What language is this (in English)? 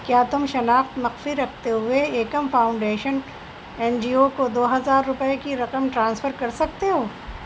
Urdu